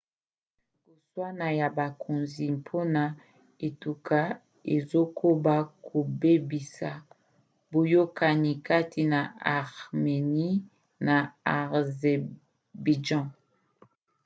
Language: Lingala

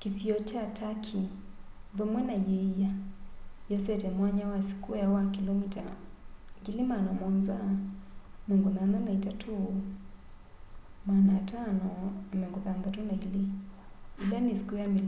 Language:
Kamba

